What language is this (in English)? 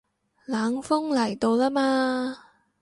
Cantonese